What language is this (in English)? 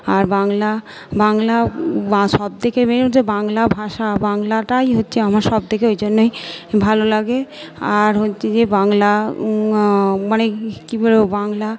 Bangla